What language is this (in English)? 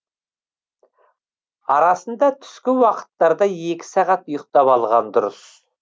Kazakh